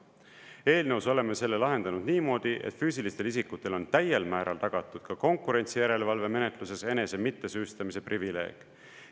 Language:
Estonian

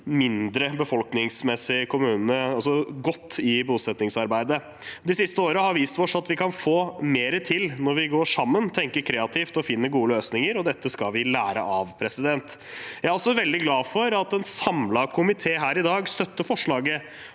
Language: Norwegian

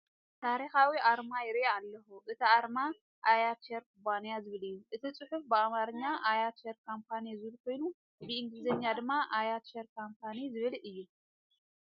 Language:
Tigrinya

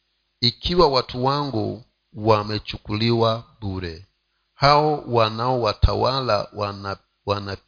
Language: Swahili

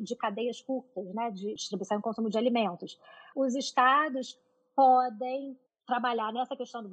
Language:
Portuguese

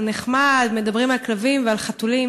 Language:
Hebrew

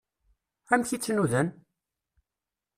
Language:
Kabyle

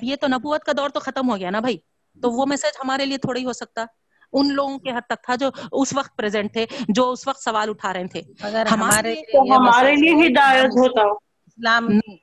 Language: Urdu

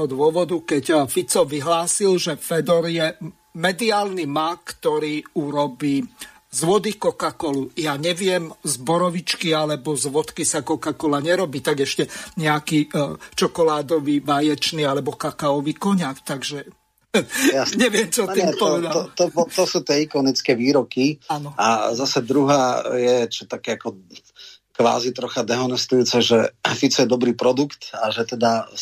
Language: Slovak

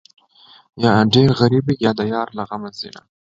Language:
Pashto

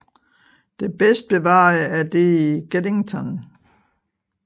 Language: Danish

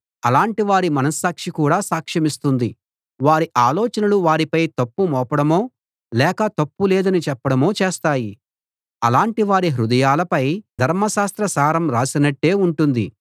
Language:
Telugu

